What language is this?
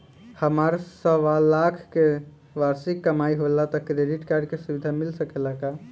Bhojpuri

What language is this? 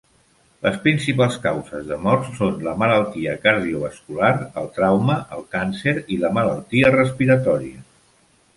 Catalan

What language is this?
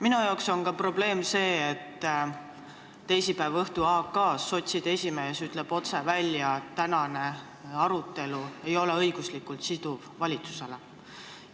Estonian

